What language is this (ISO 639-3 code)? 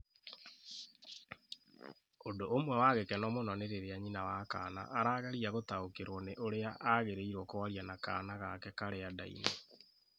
kik